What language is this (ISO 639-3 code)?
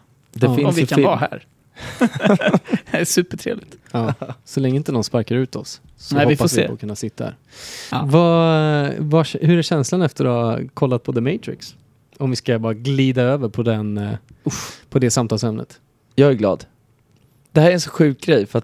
swe